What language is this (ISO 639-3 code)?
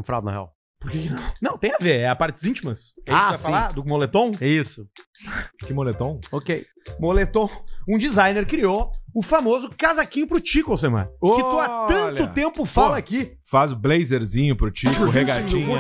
por